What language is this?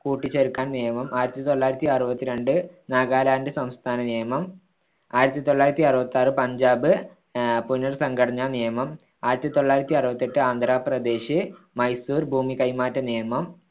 Malayalam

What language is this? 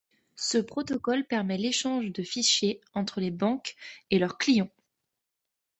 French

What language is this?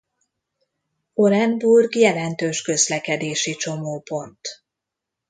Hungarian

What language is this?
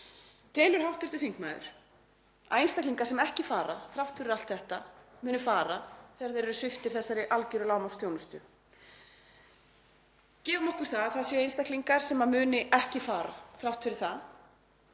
Icelandic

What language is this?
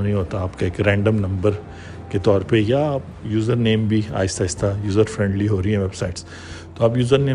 Urdu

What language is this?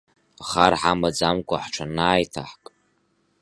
Abkhazian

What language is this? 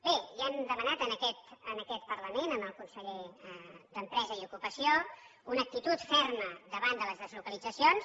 Catalan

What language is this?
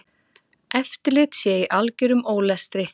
Icelandic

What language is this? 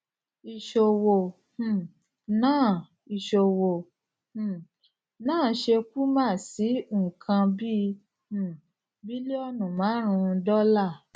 Yoruba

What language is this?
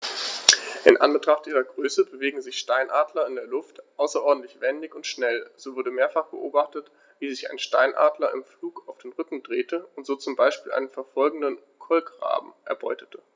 German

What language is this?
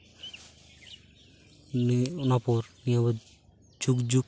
Santali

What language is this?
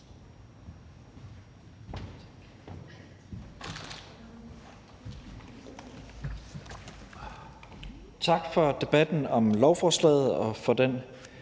Danish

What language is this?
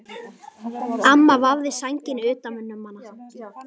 Icelandic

